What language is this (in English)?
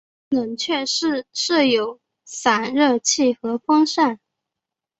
Chinese